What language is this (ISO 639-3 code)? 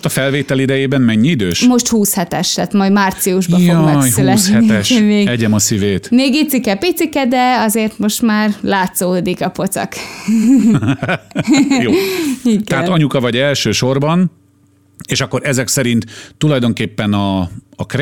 hun